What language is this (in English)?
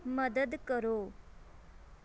Punjabi